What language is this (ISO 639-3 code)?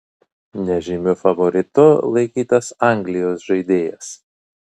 lit